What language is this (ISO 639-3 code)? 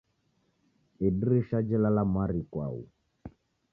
dav